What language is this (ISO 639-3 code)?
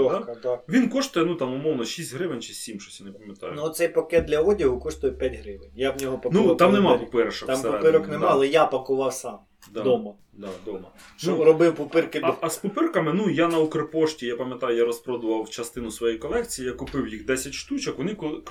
ukr